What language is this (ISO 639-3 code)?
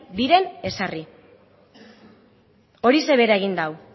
eus